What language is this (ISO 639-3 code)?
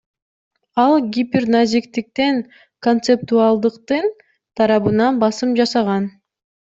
kir